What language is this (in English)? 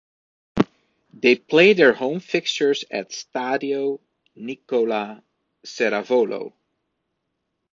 English